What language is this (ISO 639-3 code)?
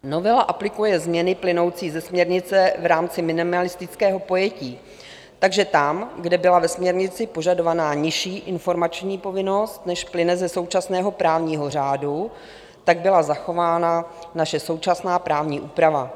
ces